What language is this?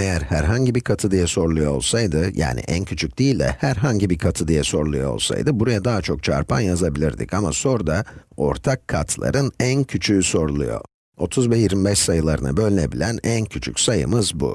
Turkish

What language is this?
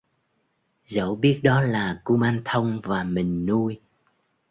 Vietnamese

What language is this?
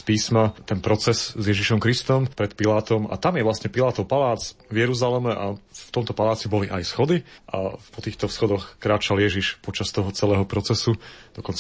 Slovak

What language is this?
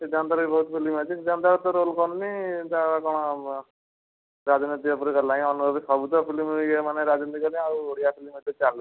Odia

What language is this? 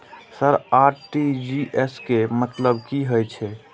Maithili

